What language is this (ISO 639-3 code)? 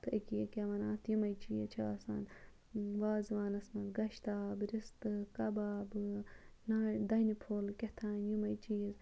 kas